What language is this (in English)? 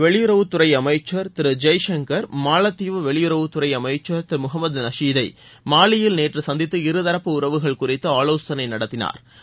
Tamil